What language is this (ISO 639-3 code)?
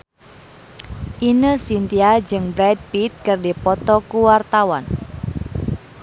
sun